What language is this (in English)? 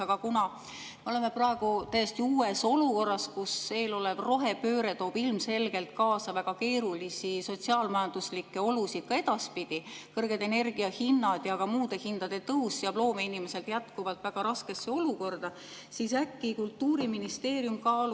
Estonian